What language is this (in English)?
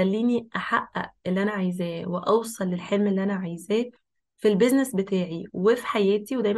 Arabic